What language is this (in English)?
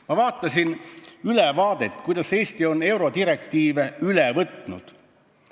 Estonian